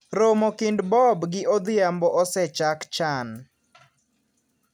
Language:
Luo (Kenya and Tanzania)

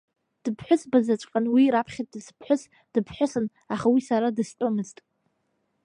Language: Abkhazian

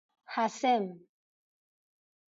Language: Persian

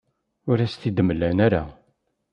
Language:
Kabyle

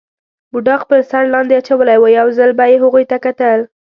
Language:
Pashto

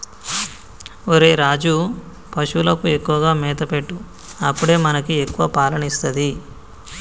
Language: Telugu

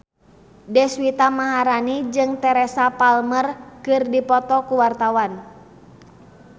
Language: Sundanese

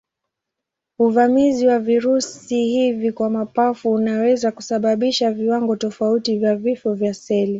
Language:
Swahili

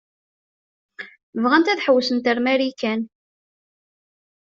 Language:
Kabyle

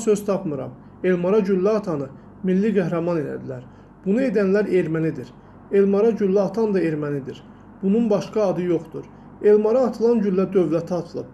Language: Azerbaijani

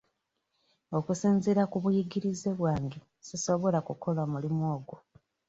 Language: Ganda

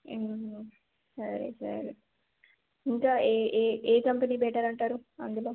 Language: Telugu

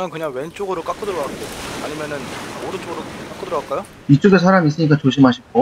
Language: Korean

